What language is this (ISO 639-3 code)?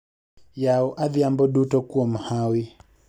luo